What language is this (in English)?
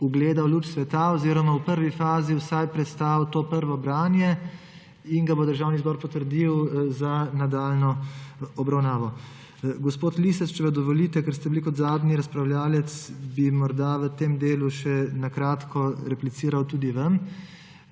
Slovenian